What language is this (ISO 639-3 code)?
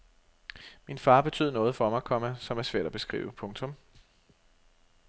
dan